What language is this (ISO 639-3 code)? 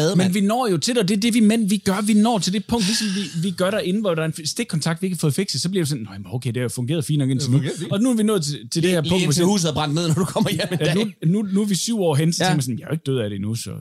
dan